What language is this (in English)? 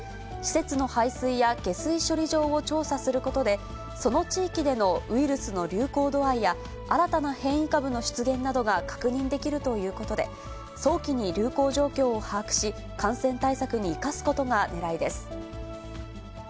Japanese